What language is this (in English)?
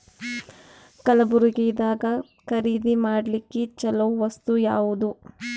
Kannada